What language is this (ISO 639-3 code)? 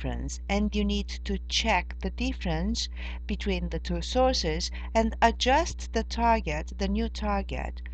eng